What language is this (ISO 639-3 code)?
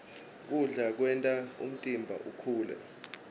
ssw